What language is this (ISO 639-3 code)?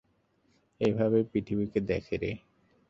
ben